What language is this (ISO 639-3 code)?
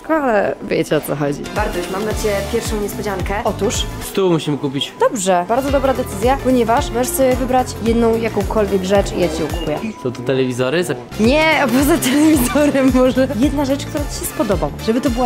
pol